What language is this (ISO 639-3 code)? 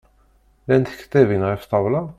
kab